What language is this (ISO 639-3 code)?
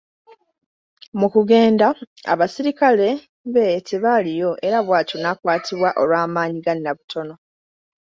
lug